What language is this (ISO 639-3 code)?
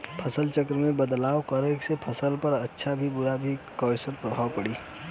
bho